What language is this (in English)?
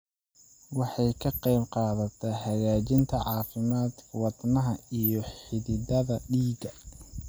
Somali